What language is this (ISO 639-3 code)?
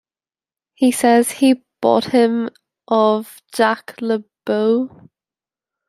eng